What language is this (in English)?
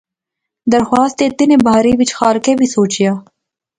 Pahari-Potwari